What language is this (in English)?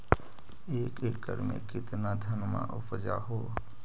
Magahi